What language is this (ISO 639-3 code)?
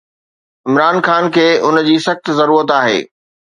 snd